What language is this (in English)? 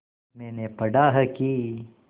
Hindi